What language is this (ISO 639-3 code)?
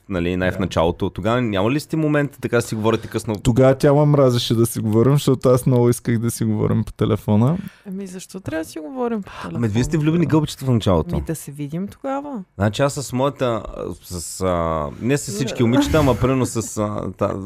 bul